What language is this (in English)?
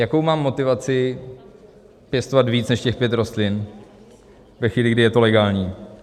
Czech